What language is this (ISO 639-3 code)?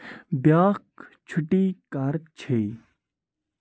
kas